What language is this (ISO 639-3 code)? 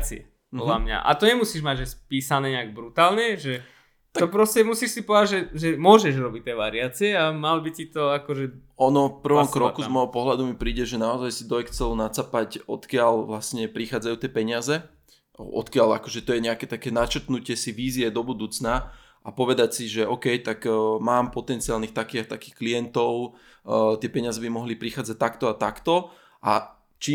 slk